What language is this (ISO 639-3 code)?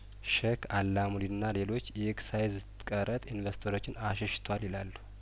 amh